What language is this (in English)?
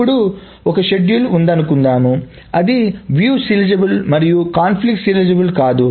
Telugu